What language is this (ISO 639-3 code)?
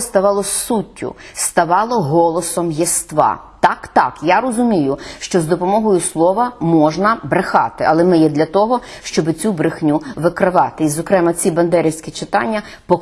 ukr